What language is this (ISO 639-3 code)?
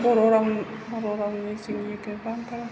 brx